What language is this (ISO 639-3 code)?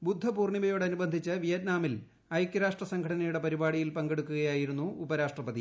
mal